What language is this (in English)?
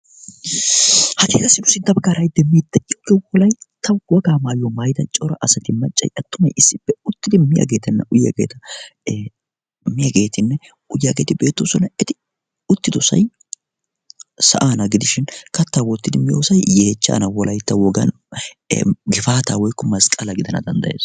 Wolaytta